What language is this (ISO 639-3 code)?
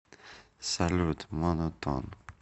rus